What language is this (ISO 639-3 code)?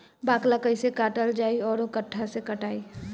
bho